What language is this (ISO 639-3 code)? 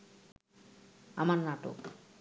ben